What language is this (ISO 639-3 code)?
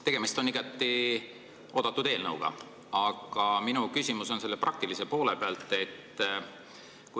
est